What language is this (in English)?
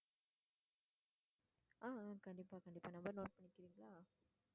Tamil